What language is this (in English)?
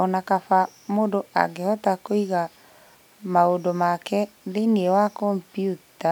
Kikuyu